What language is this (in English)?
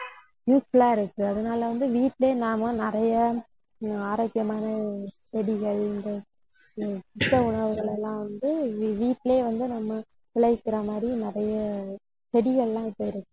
Tamil